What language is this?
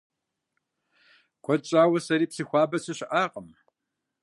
Kabardian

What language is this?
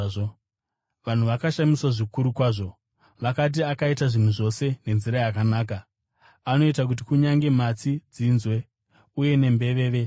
Shona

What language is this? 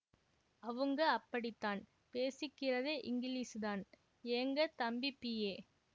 Tamil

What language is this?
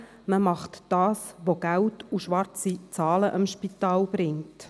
Swiss German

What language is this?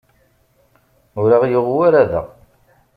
Kabyle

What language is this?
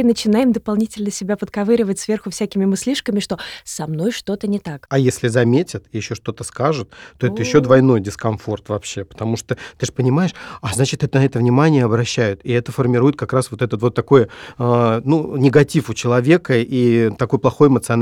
Russian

